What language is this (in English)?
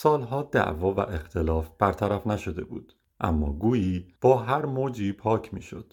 Persian